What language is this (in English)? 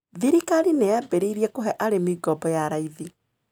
Kikuyu